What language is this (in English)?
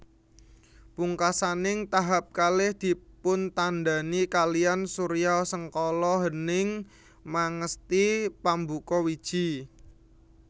Javanese